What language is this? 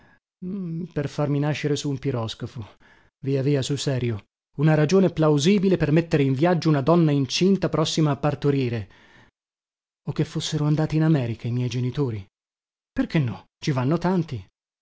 Italian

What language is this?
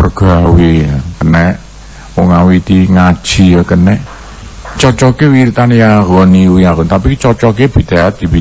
Indonesian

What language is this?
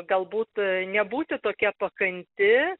Lithuanian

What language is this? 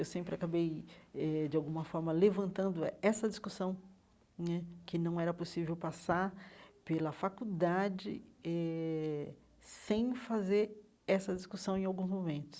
Portuguese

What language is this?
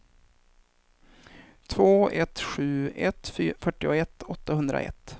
Swedish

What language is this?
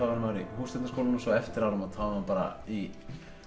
Icelandic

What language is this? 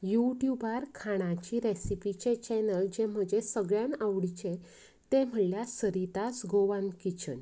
Konkani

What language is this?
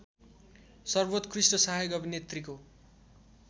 Nepali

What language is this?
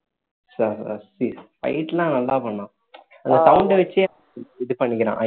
Tamil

